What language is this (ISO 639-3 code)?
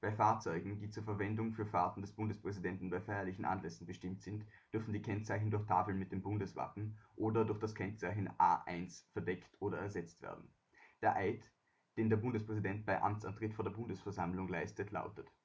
deu